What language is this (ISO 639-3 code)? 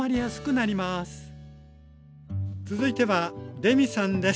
jpn